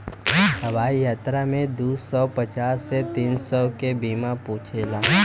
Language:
Bhojpuri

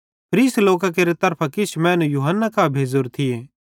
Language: Bhadrawahi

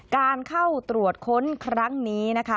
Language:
Thai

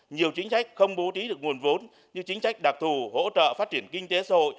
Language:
Vietnamese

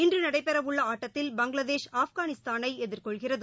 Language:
Tamil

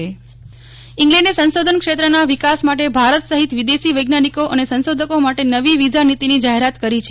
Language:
Gujarati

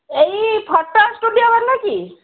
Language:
Odia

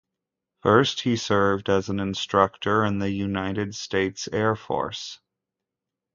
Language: English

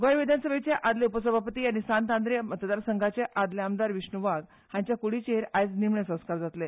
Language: Konkani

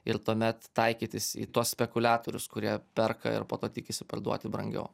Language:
Lithuanian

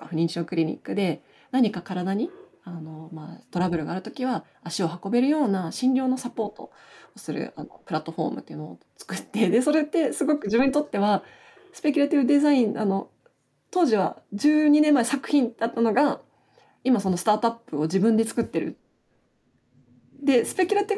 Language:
Japanese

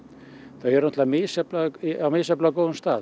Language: Icelandic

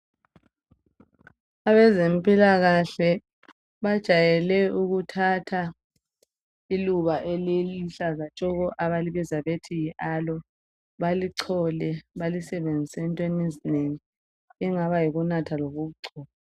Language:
North Ndebele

